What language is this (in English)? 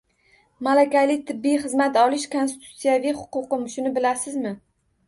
Uzbek